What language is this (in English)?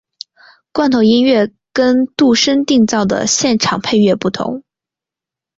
Chinese